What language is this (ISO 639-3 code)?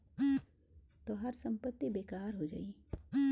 bho